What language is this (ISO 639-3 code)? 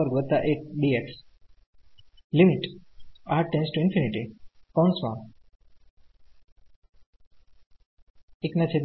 guj